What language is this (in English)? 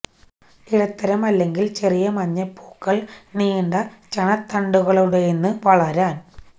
Malayalam